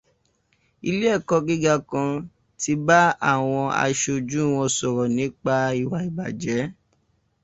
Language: Yoruba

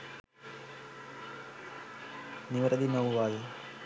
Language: Sinhala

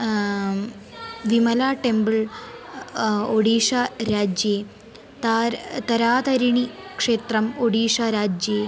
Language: Sanskrit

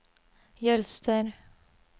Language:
Norwegian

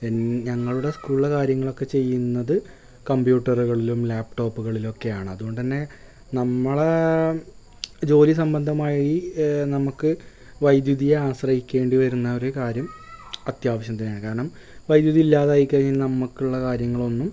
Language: Malayalam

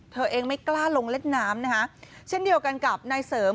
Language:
Thai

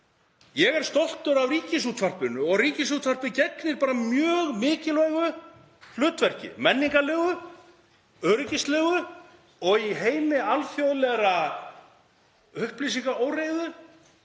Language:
Icelandic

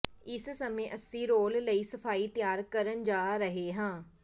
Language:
Punjabi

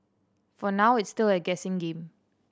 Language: English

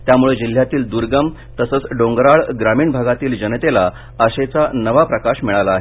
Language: Marathi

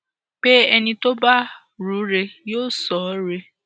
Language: Yoruba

